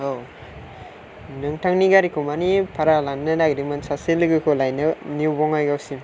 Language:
Bodo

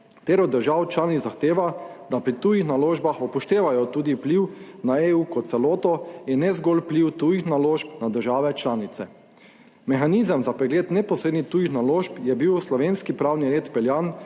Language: Slovenian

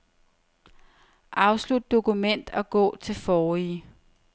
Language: Danish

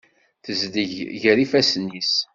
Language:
Kabyle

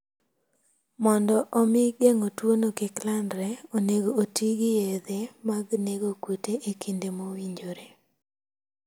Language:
Luo (Kenya and Tanzania)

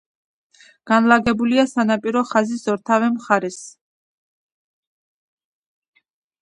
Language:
Georgian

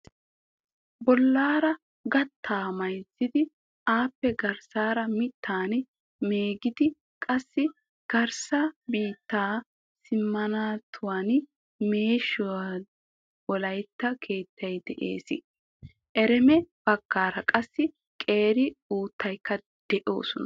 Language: Wolaytta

